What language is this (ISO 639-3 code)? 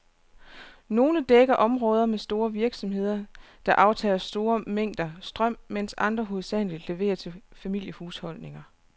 dan